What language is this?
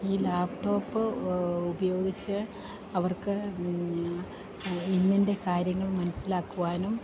Malayalam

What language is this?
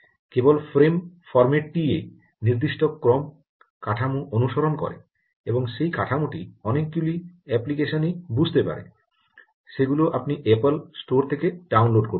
Bangla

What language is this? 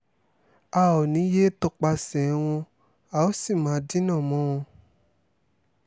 Yoruba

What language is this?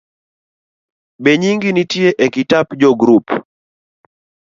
Luo (Kenya and Tanzania)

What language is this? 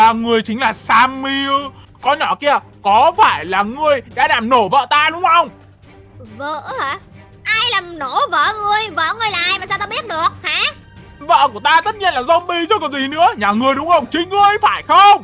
Vietnamese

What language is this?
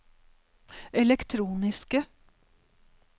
Norwegian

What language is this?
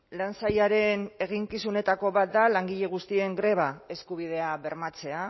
Basque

